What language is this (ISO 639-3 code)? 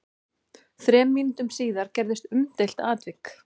isl